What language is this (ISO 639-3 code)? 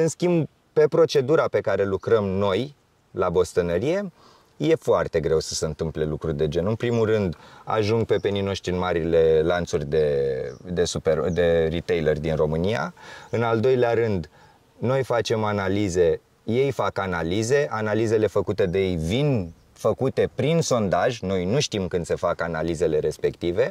ron